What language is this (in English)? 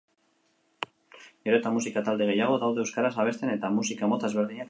Basque